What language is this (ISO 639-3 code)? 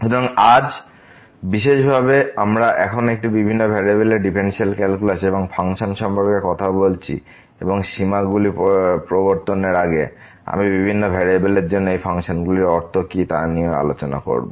ben